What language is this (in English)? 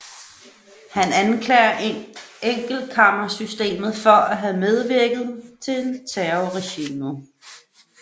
Danish